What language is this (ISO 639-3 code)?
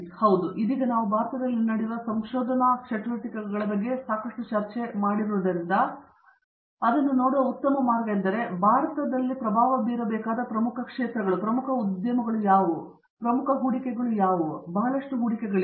kan